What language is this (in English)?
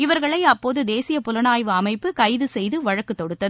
Tamil